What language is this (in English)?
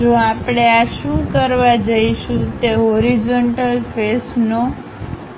Gujarati